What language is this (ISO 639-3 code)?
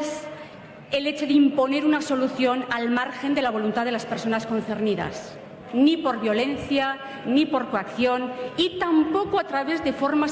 spa